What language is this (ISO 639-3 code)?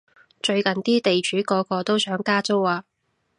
yue